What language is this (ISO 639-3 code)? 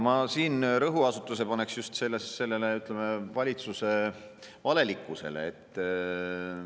est